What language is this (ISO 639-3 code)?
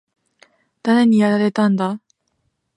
jpn